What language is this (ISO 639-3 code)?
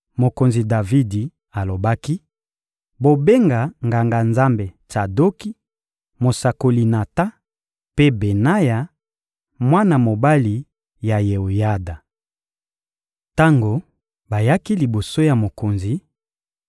lin